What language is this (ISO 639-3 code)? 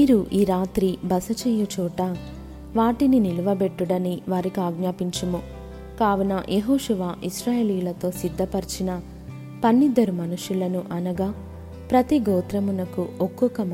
tel